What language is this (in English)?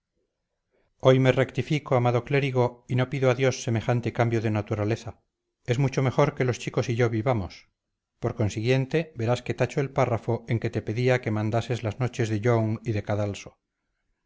Spanish